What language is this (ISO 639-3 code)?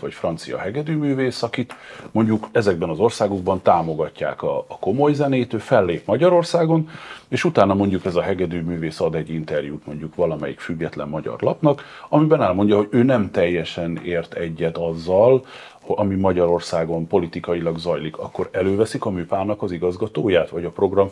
hun